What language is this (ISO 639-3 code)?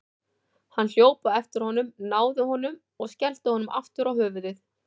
isl